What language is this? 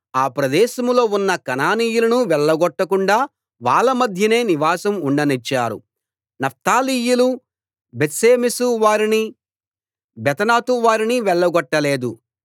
Telugu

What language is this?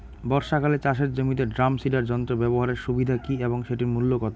Bangla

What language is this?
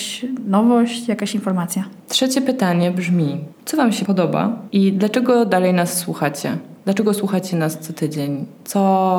Polish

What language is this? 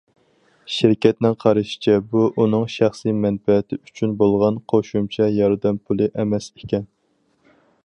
Uyghur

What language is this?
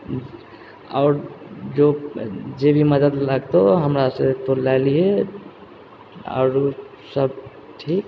Maithili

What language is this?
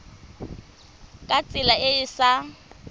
Tswana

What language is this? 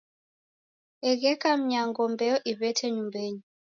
Taita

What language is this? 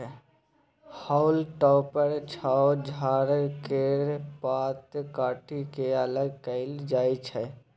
Maithili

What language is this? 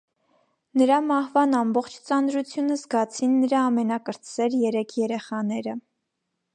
Armenian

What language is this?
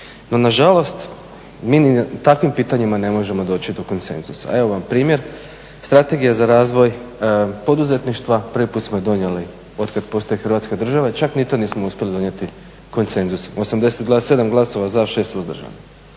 Croatian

